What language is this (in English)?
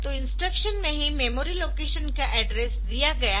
Hindi